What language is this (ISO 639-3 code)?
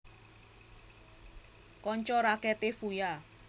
jav